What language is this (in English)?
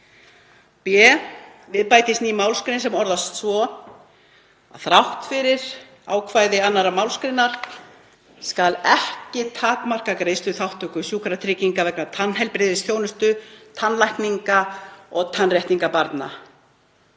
Icelandic